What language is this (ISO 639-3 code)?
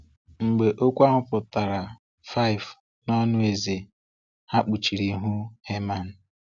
ibo